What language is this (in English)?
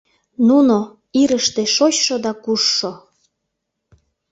Mari